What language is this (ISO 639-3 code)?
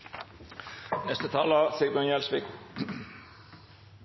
nno